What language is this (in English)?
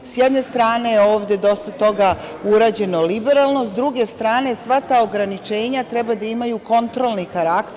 Serbian